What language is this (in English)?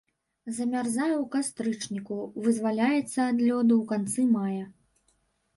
Belarusian